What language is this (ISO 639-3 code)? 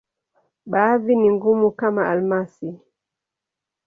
swa